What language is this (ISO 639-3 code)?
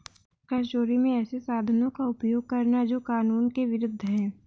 hin